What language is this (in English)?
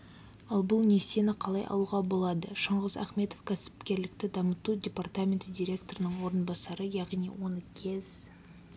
Kazakh